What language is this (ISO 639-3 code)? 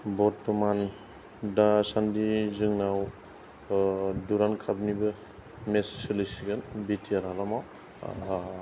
brx